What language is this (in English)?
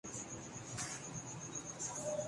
Urdu